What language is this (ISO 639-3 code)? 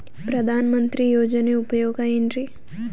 kan